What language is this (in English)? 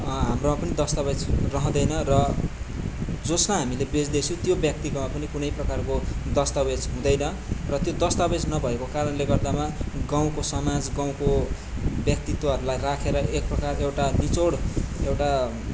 Nepali